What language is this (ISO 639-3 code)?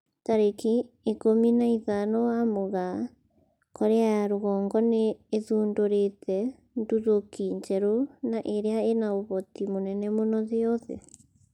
kik